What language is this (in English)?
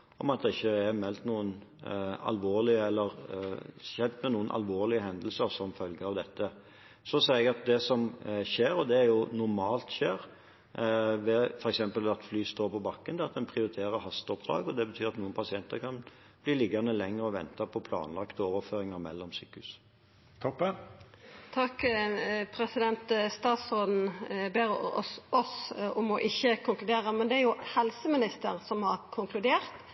Norwegian